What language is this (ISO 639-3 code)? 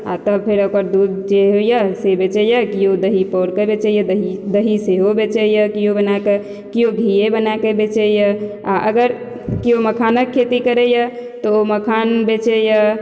mai